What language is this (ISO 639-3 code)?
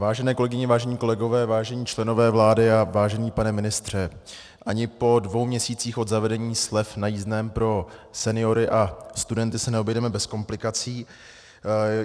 ces